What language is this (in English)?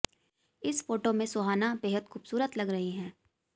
Hindi